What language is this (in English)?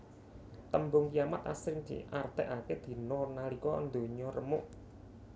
Javanese